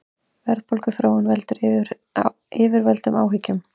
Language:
Icelandic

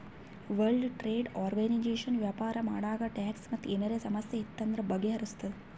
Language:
Kannada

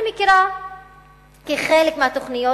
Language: Hebrew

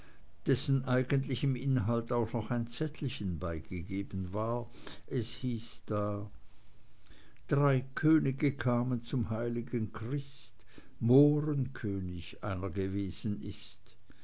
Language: German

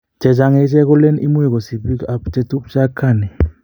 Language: Kalenjin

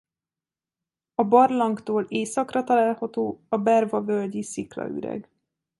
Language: Hungarian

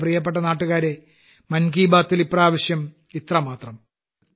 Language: Malayalam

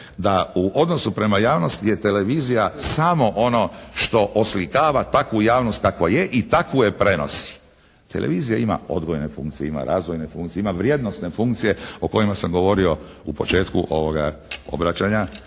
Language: Croatian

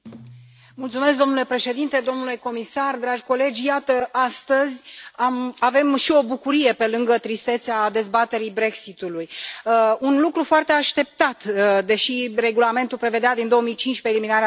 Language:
Romanian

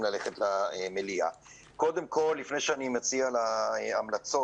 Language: Hebrew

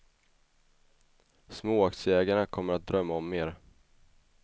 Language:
Swedish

